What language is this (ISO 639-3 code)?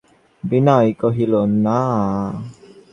ben